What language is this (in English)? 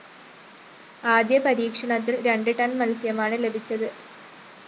Malayalam